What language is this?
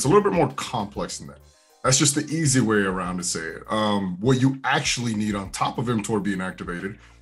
English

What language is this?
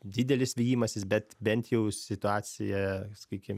Lithuanian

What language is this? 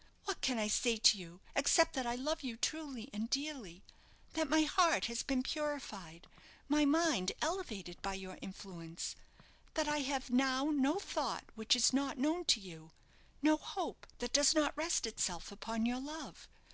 English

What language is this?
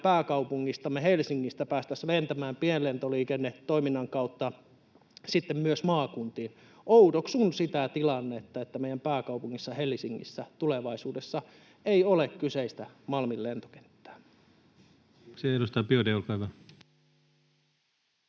Finnish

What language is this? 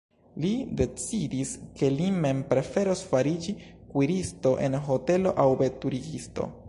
Esperanto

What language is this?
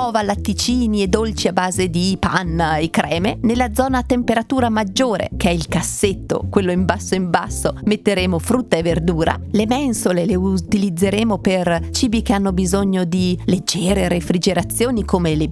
Italian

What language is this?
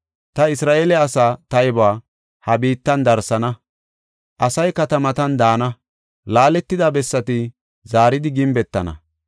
Gofa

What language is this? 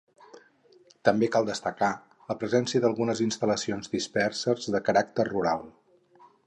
Catalan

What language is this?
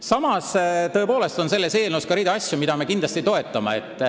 Estonian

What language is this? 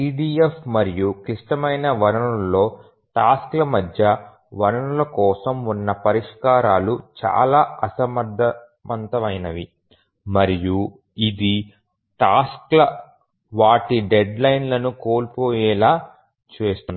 Telugu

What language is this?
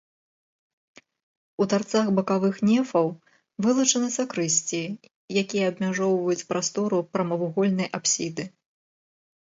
Belarusian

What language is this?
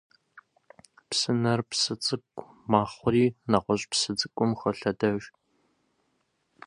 Kabardian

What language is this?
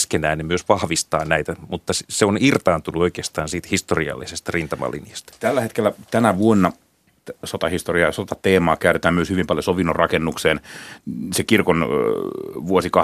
Finnish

